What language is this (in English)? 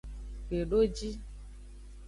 Aja (Benin)